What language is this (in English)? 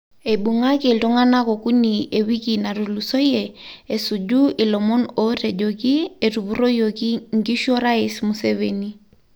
Masai